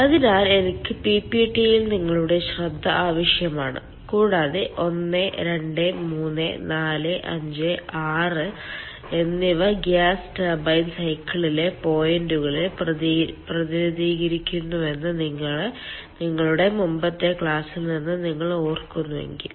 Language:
Malayalam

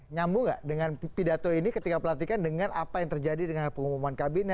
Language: Indonesian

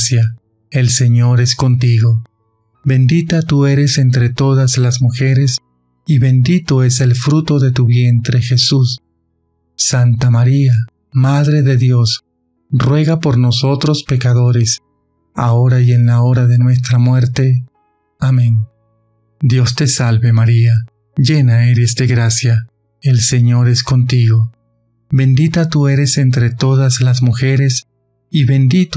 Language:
Spanish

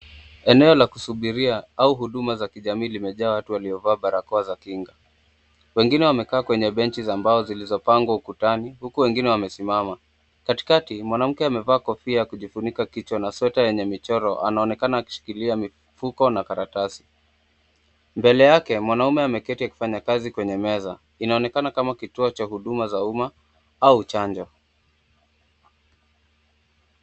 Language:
Swahili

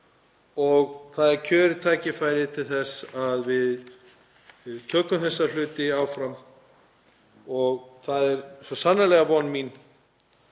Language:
Icelandic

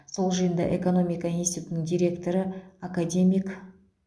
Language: Kazakh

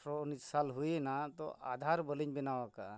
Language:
Santali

